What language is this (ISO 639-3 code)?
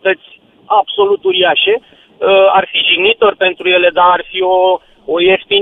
ron